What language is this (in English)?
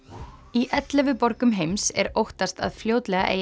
Icelandic